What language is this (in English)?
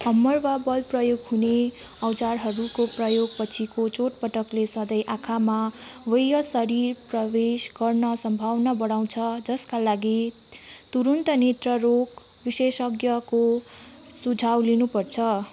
Nepali